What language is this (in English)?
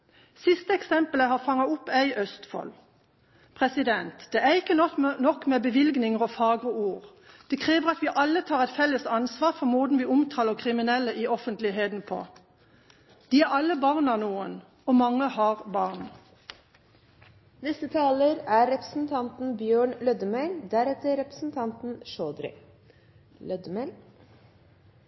Norwegian